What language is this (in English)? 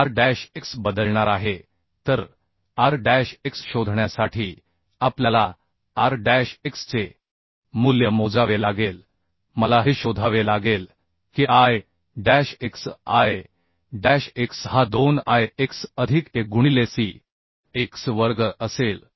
Marathi